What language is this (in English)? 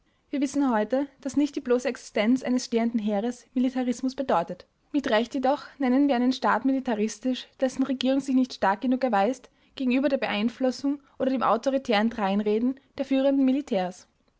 German